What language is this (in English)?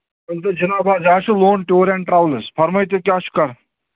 Kashmiri